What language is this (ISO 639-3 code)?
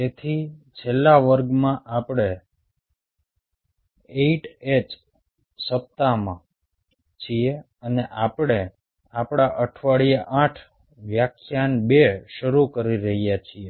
guj